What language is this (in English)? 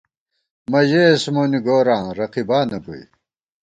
Gawar-Bati